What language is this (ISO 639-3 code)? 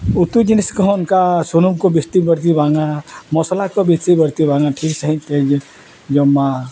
sat